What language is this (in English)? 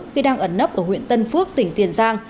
Vietnamese